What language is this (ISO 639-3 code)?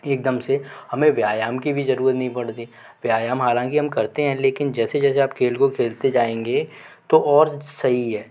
hin